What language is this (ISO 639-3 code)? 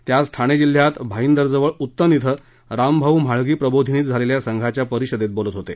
mar